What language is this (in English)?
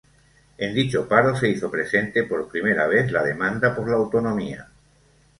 Spanish